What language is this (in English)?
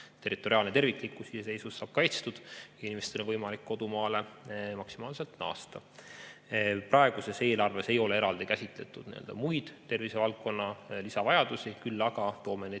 Estonian